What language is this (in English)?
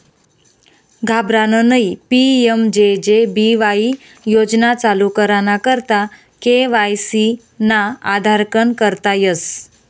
Marathi